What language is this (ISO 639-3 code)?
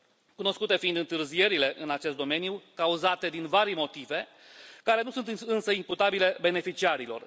ron